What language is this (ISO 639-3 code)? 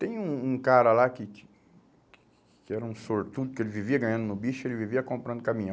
por